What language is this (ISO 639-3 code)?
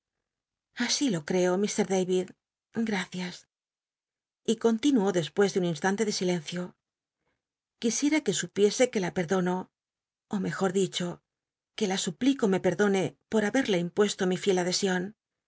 spa